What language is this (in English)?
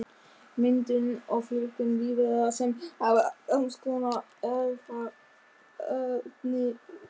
Icelandic